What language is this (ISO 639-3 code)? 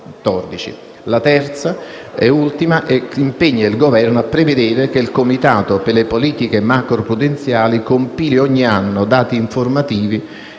ita